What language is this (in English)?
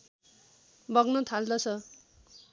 Nepali